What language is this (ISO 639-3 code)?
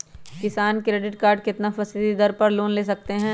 mag